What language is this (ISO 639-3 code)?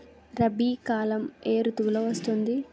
tel